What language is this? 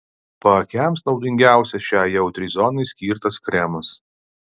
Lithuanian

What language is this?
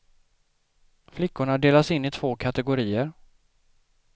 Swedish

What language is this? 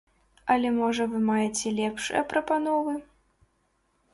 Belarusian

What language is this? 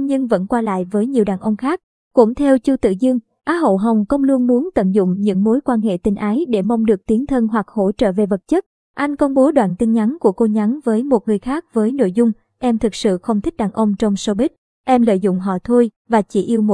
Vietnamese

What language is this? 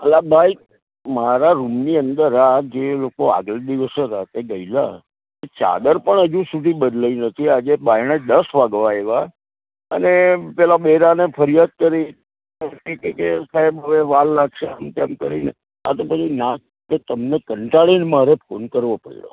Gujarati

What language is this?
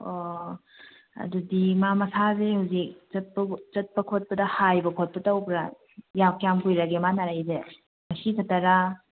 Manipuri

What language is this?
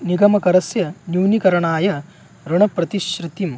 Sanskrit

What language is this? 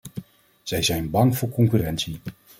Dutch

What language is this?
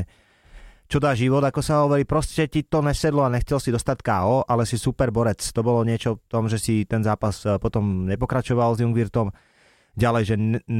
Slovak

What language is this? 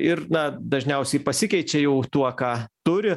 Lithuanian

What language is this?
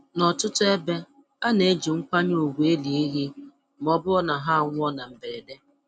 Igbo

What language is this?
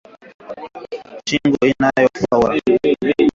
Swahili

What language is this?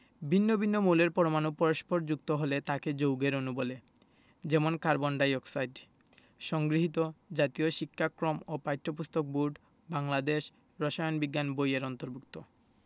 Bangla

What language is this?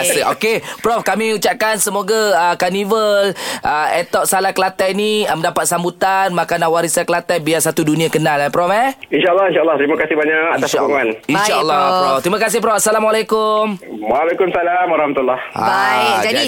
Malay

